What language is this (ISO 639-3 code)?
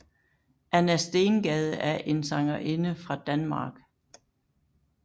dan